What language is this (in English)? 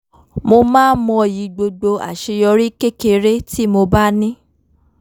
Yoruba